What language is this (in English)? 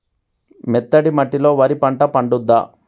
Telugu